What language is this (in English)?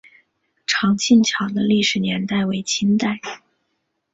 Chinese